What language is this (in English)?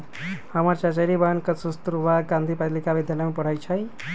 Magahi